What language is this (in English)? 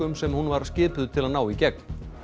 Icelandic